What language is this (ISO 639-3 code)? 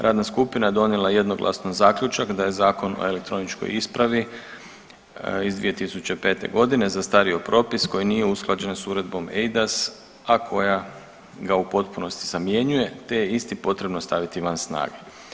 hrv